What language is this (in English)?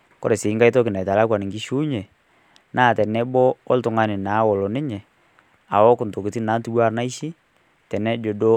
Masai